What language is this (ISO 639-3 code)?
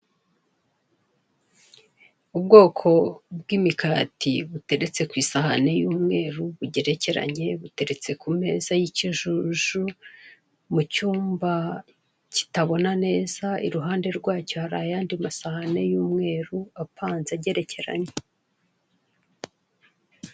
kin